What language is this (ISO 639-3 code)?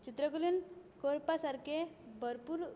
kok